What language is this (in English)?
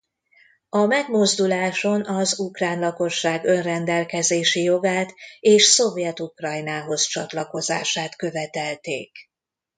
Hungarian